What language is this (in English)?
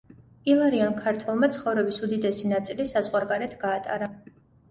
Georgian